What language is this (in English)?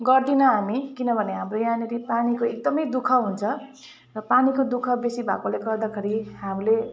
Nepali